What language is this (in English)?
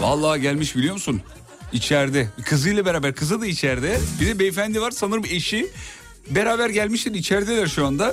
Turkish